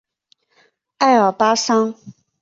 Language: Chinese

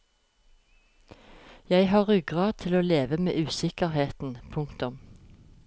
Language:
Norwegian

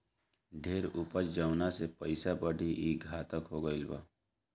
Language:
Bhojpuri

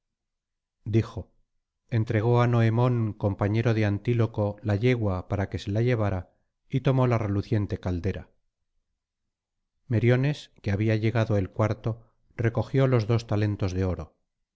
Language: Spanish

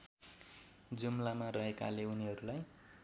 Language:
Nepali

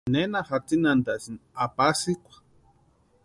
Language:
Western Highland Purepecha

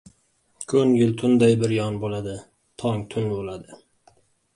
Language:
Uzbek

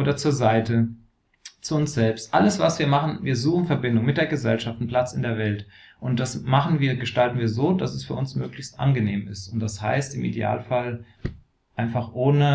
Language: German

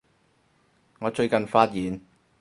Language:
Cantonese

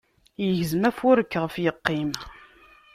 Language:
Kabyle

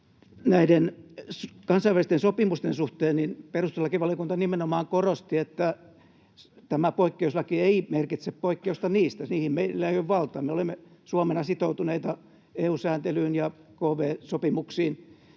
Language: Finnish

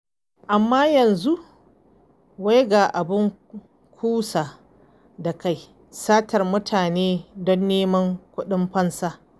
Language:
Hausa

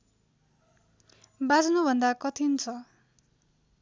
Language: Nepali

